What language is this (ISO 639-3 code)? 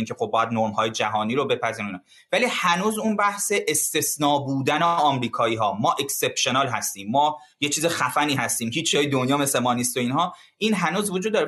fas